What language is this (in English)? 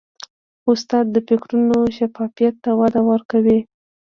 Pashto